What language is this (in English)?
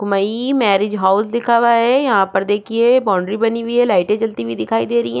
Hindi